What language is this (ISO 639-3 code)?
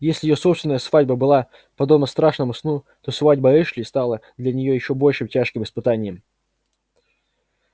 rus